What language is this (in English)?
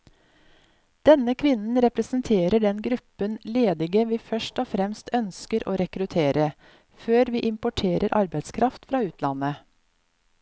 Norwegian